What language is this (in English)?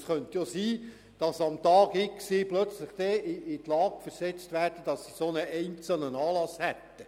Swiss German